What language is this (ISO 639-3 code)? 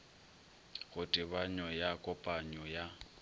nso